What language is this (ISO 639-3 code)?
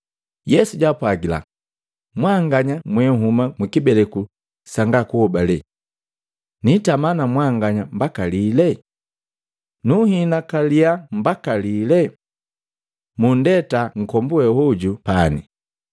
mgv